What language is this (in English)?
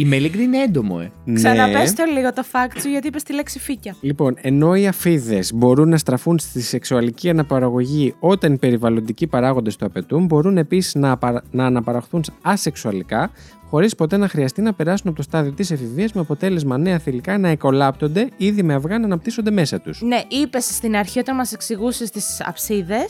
Greek